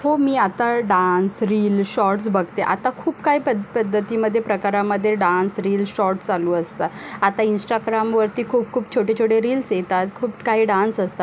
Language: Marathi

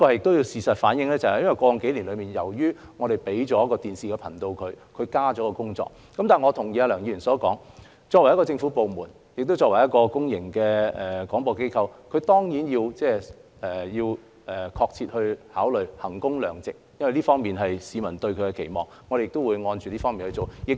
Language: Cantonese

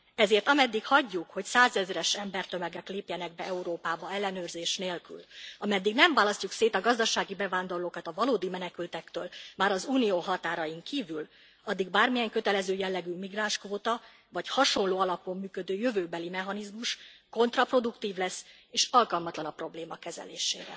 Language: Hungarian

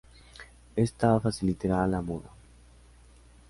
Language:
Spanish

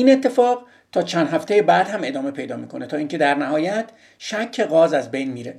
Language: Persian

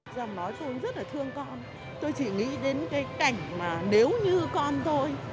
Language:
Vietnamese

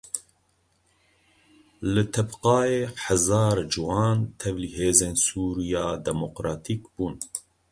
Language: Kurdish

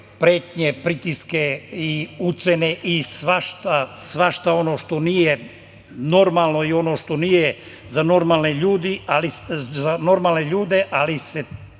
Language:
Serbian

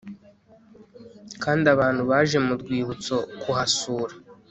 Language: Kinyarwanda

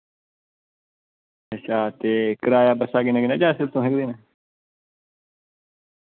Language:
Dogri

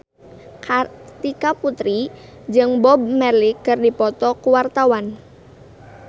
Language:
Sundanese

